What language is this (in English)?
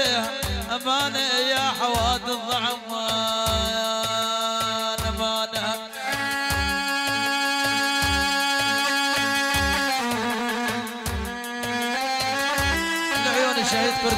Arabic